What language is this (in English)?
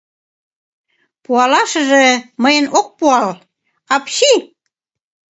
Mari